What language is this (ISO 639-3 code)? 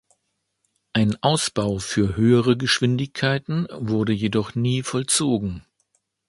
deu